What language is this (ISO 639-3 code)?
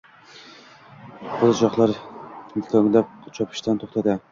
uzb